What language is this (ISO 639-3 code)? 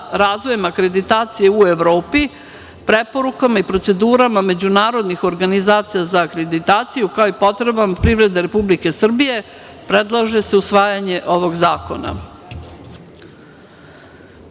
srp